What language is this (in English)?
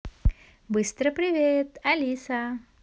Russian